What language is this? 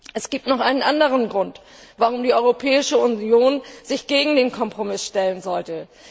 German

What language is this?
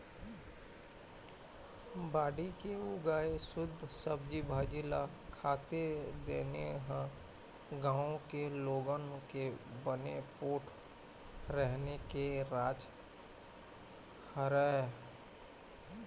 Chhattisgarhi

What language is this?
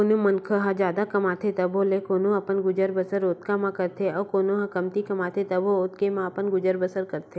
Chhattisgarhi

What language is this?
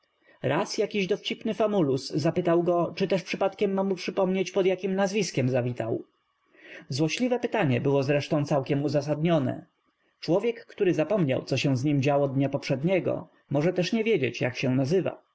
Polish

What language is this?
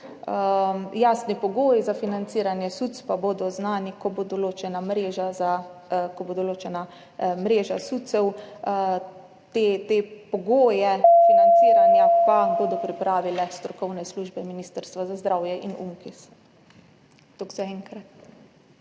Slovenian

